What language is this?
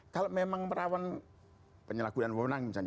Indonesian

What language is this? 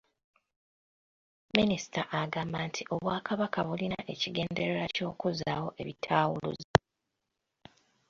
Ganda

